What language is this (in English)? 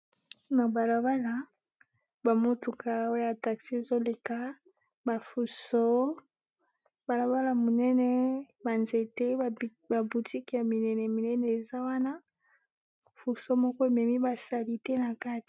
Lingala